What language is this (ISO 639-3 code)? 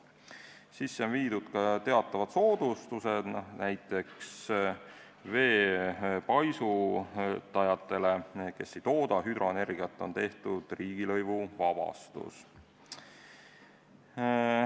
est